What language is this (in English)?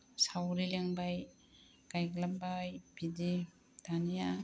Bodo